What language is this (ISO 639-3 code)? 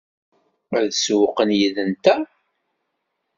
kab